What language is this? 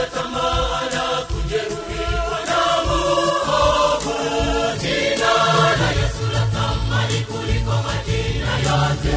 Swahili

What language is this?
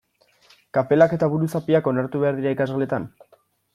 Basque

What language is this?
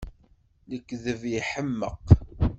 Kabyle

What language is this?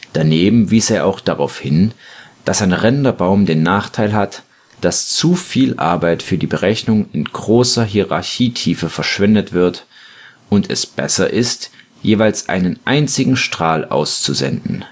German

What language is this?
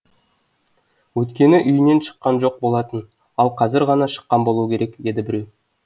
Kazakh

